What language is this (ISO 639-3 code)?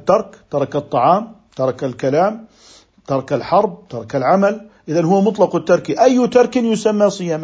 ara